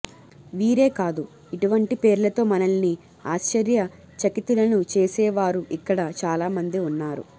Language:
Telugu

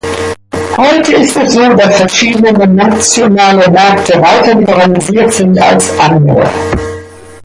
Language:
German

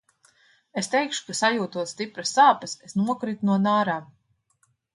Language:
Latvian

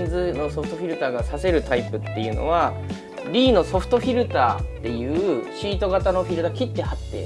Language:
Japanese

